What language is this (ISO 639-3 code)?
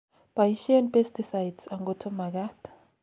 kln